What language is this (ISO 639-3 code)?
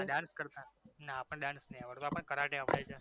guj